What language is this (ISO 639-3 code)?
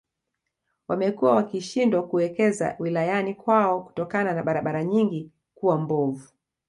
swa